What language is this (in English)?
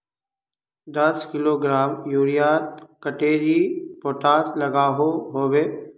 Magahi